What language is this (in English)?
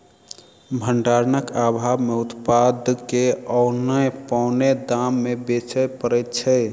Maithili